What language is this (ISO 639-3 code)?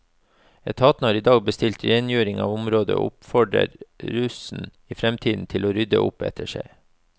nor